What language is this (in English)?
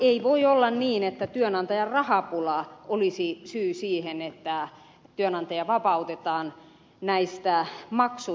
Finnish